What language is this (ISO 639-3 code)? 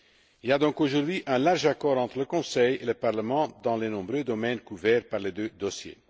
fra